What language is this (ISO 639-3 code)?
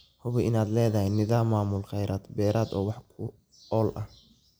som